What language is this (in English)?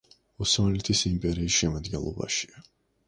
Georgian